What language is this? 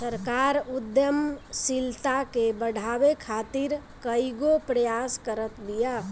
Bhojpuri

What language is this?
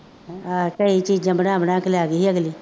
Punjabi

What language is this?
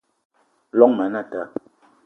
Eton (Cameroon)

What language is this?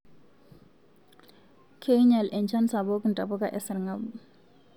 Masai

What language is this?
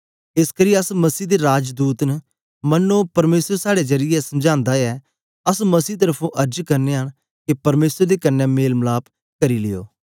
Dogri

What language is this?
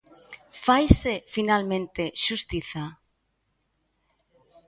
Galician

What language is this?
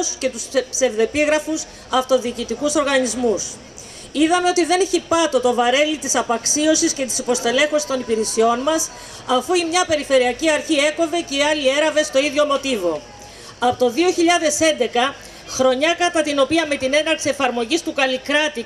Greek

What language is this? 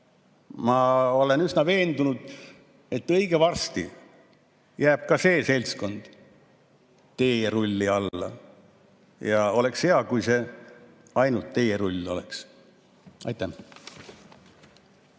Estonian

